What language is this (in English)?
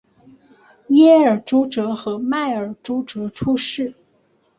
Chinese